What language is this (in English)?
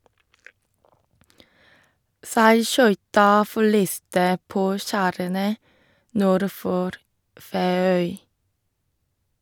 Norwegian